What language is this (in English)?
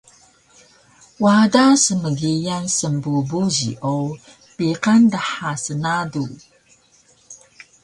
Taroko